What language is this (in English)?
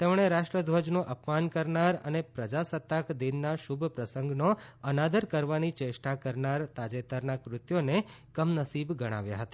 Gujarati